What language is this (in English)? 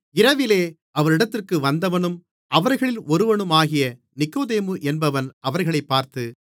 Tamil